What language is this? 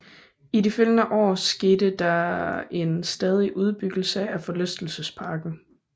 Danish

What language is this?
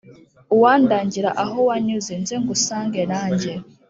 Kinyarwanda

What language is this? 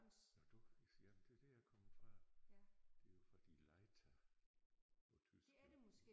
Danish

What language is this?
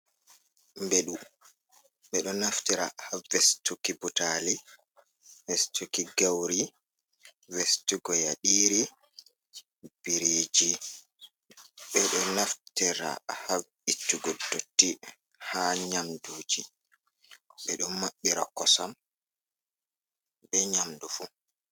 Fula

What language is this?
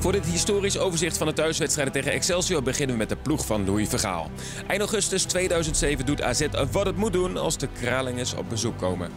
Dutch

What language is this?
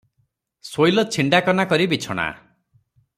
Odia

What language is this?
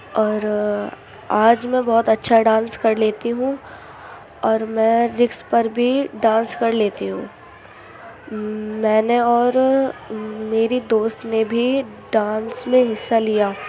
Urdu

